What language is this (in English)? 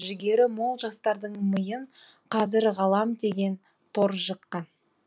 Kazakh